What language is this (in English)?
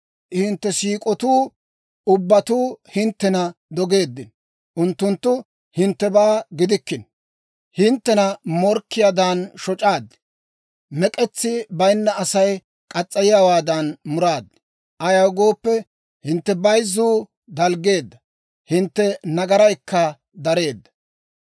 Dawro